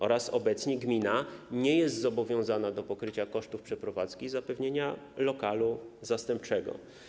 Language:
Polish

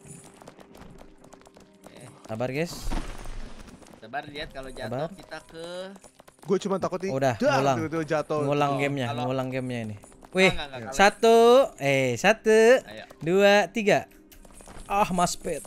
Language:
Indonesian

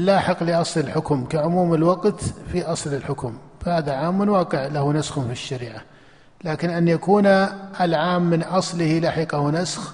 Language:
Arabic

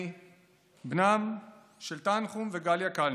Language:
Hebrew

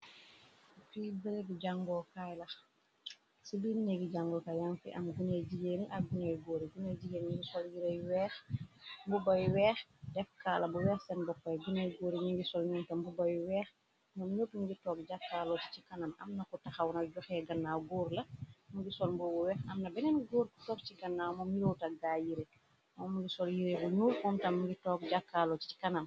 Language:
Wolof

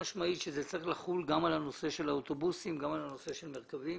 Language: Hebrew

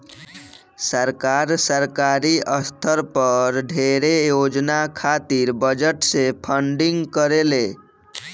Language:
Bhojpuri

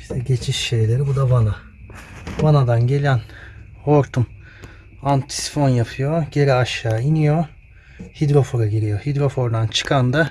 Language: Turkish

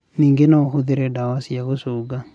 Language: Kikuyu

